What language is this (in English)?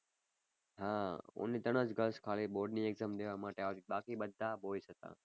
Gujarati